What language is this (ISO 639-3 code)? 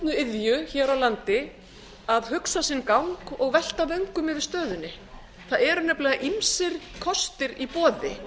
isl